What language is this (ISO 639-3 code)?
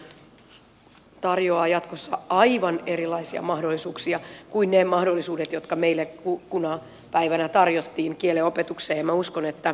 fin